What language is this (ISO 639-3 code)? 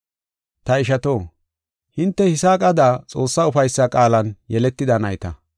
gof